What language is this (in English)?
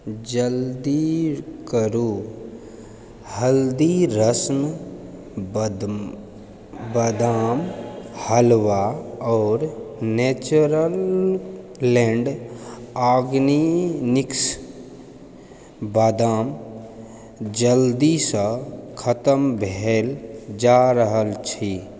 Maithili